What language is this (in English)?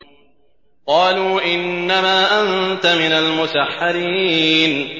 Arabic